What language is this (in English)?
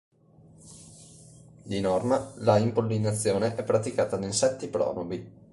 Italian